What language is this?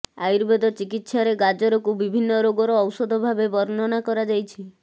Odia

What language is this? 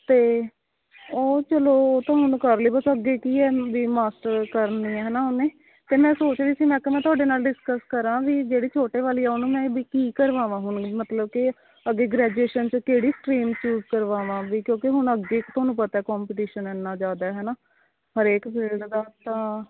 Punjabi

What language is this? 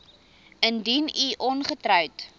Afrikaans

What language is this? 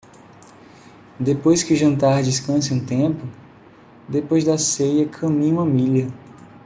Portuguese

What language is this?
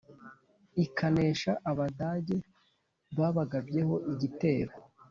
Kinyarwanda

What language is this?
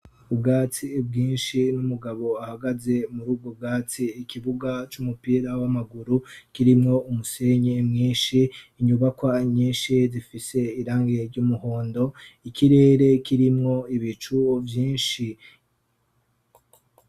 Rundi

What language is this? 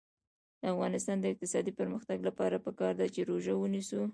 Pashto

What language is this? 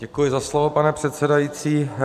Czech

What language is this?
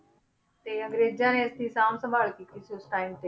Punjabi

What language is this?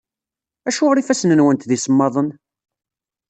Kabyle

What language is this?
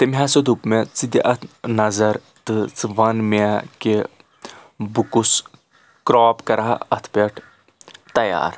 Kashmiri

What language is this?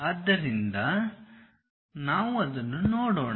Kannada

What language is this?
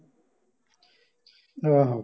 Punjabi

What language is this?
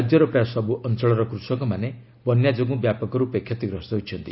Odia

